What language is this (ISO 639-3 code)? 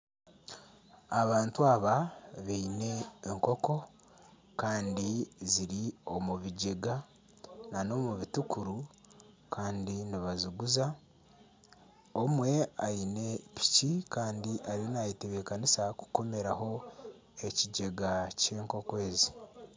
nyn